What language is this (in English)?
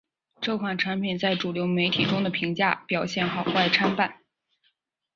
Chinese